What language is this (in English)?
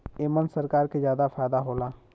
Bhojpuri